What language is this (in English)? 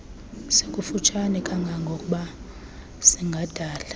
Xhosa